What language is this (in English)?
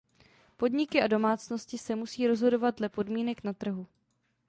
Czech